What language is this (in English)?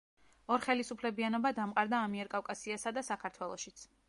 Georgian